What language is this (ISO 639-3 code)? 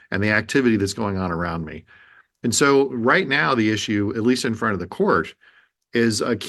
eng